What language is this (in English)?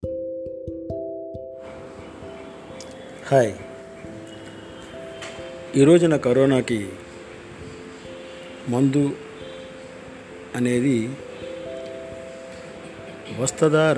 Telugu